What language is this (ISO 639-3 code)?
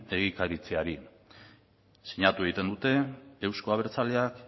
eus